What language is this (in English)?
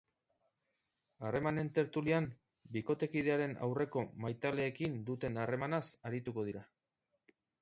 Basque